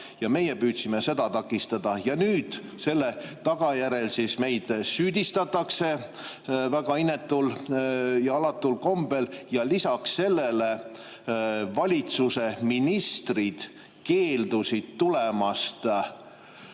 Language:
Estonian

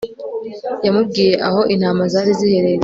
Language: Kinyarwanda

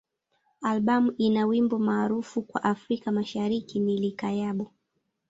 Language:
Swahili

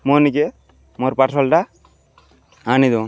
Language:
Odia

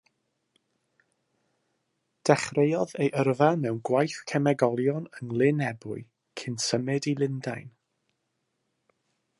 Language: Welsh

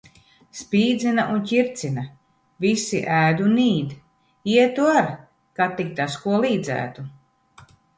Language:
Latvian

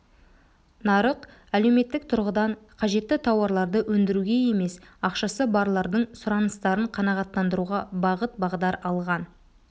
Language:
Kazakh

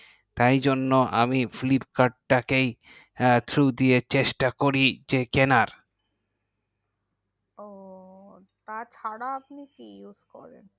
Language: Bangla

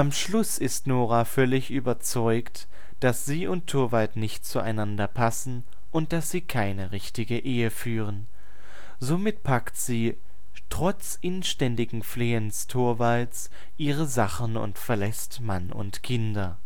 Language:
German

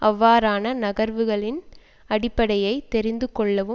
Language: Tamil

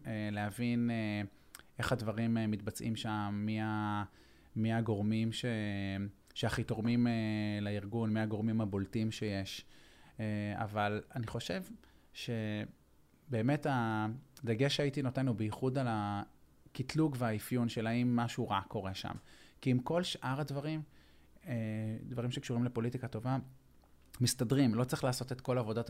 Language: Hebrew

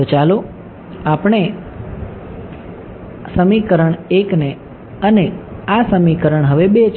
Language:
Gujarati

